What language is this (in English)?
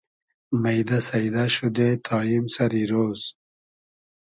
Hazaragi